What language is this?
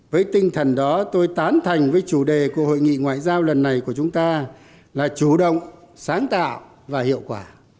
Vietnamese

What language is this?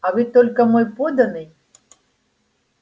Russian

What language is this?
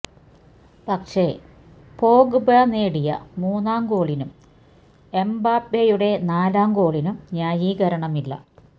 Malayalam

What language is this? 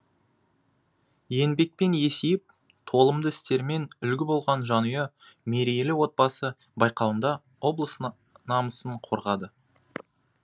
Kazakh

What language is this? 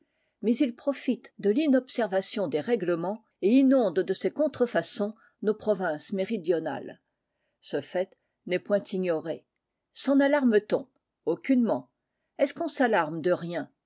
French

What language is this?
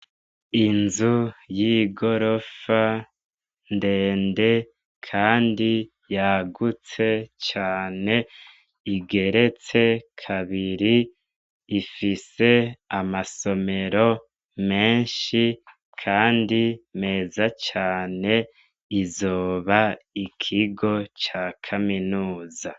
Rundi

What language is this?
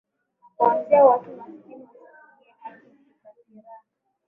Swahili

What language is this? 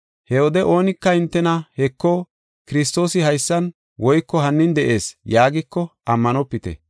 Gofa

